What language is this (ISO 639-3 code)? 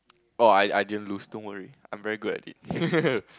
eng